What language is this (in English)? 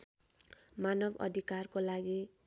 Nepali